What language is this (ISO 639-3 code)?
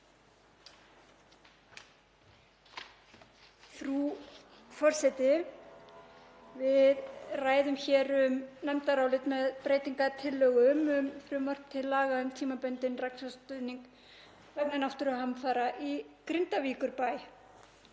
isl